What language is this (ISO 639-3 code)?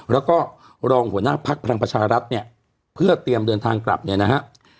tha